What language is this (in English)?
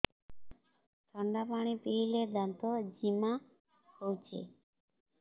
Odia